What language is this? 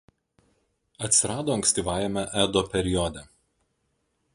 Lithuanian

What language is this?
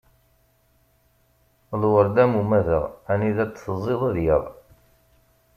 Kabyle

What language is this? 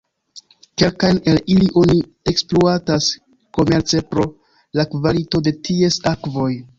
Esperanto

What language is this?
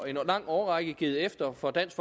Danish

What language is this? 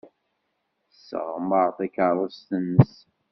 Kabyle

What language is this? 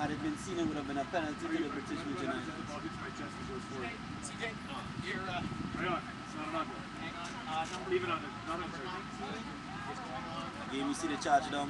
English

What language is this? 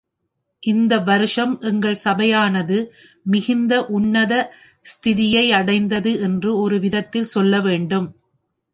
Tamil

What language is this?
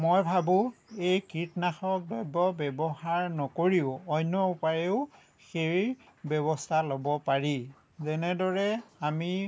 Assamese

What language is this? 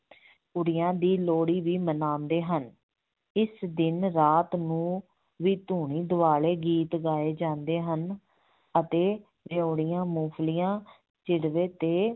Punjabi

